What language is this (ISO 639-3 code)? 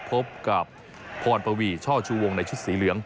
tha